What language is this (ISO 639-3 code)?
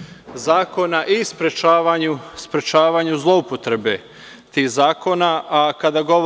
srp